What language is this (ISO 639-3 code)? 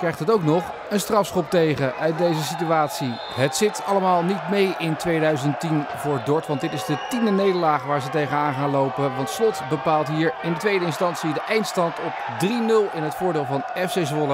nld